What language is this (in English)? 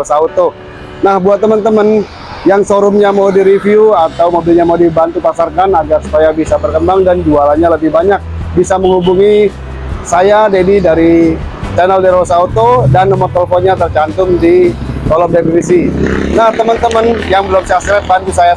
Indonesian